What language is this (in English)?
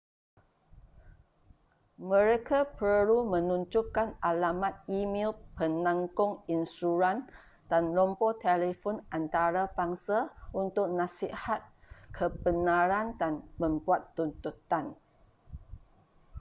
Malay